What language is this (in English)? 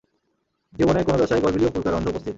Bangla